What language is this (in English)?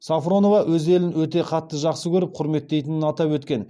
Kazakh